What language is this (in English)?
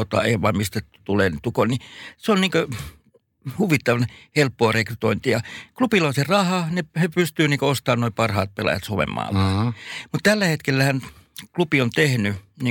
Finnish